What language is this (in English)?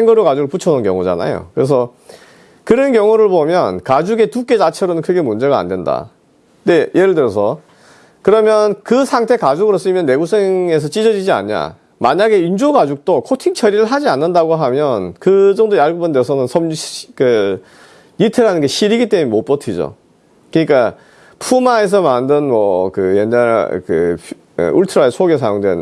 Korean